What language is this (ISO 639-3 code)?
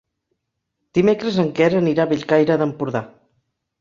cat